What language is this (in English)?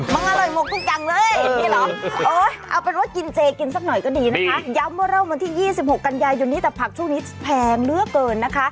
Thai